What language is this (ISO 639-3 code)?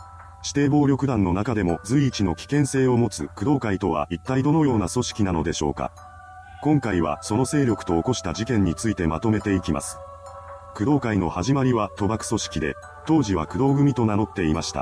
jpn